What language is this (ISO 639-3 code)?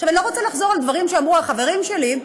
heb